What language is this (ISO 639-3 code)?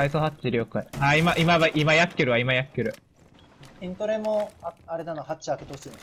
jpn